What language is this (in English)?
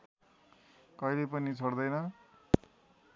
Nepali